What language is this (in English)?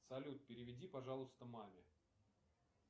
Russian